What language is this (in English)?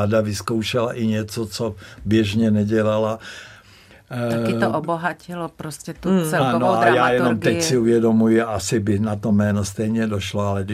Czech